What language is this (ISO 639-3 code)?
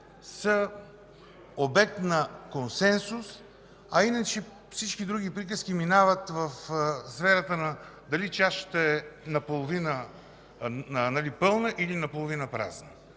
bul